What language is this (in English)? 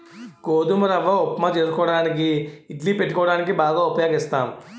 Telugu